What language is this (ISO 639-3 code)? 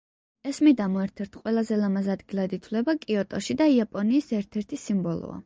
kat